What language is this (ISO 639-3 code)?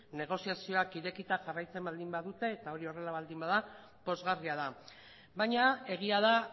eus